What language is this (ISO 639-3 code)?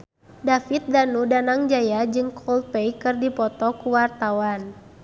sun